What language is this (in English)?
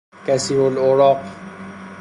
Persian